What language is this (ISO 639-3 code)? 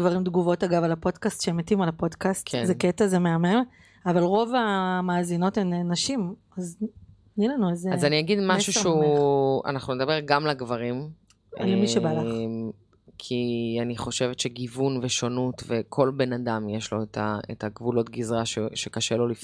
heb